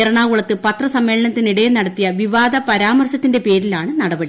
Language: Malayalam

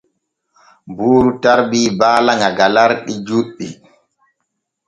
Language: Borgu Fulfulde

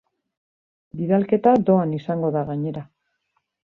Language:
Basque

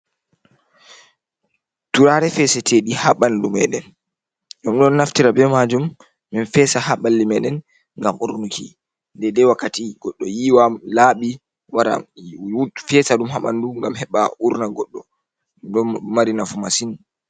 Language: Fula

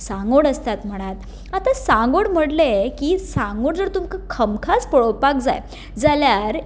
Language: Konkani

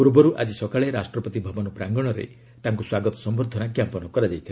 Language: Odia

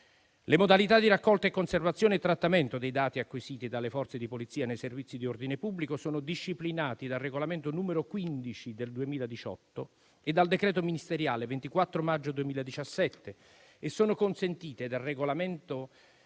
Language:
Italian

